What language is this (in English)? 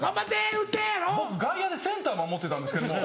Japanese